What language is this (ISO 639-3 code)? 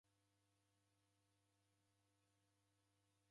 dav